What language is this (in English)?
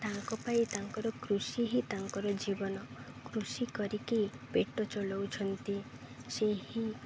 Odia